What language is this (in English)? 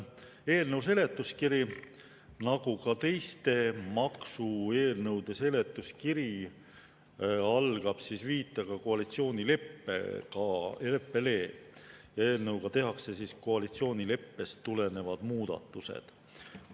Estonian